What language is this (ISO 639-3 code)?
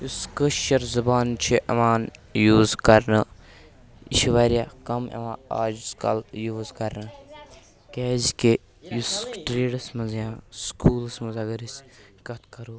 kas